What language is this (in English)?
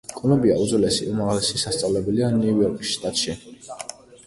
Georgian